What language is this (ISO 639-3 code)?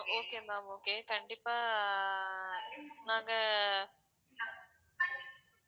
tam